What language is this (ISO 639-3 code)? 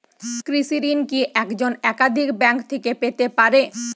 ben